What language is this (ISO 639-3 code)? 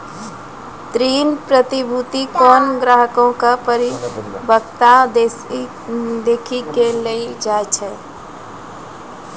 mai